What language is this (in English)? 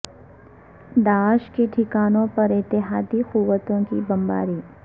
Urdu